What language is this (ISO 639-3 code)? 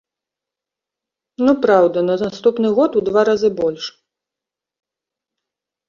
bel